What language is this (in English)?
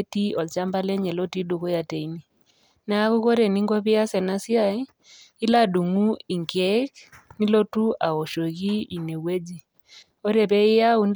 Masai